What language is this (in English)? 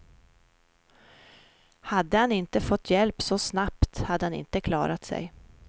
Swedish